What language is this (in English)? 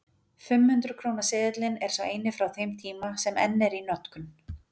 Icelandic